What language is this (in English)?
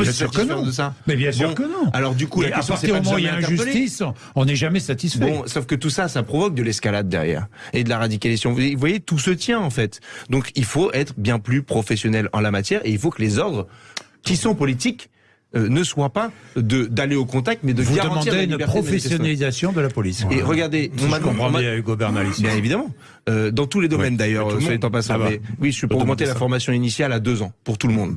French